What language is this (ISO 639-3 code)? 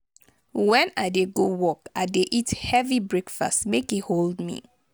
pcm